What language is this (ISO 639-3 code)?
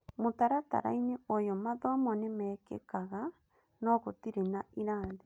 kik